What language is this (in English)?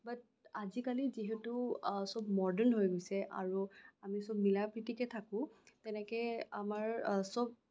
Assamese